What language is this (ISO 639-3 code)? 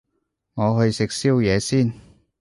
yue